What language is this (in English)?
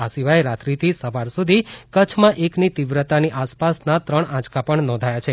Gujarati